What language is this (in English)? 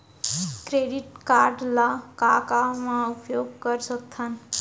Chhattisgarhi